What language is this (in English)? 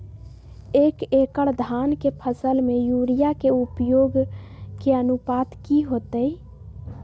Magahi